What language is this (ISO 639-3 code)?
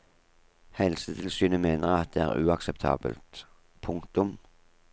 nor